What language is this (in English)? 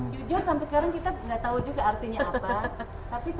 Indonesian